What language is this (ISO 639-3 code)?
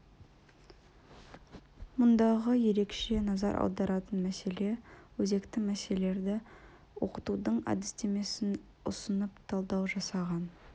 kaz